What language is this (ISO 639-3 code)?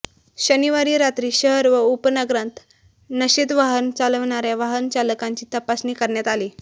mar